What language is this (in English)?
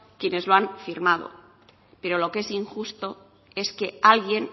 Spanish